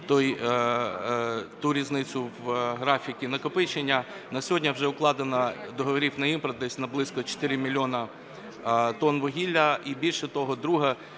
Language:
Ukrainian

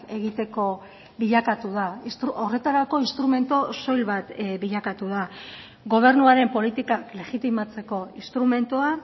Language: Basque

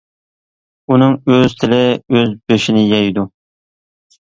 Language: Uyghur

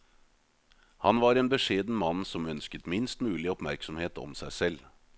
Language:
Norwegian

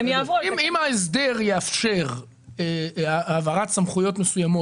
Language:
Hebrew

